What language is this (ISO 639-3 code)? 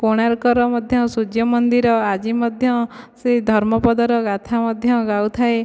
ori